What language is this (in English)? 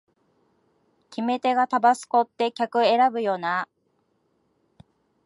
Japanese